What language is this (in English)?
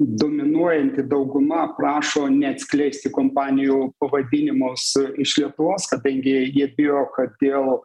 Lithuanian